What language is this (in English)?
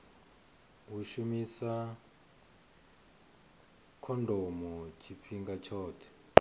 Venda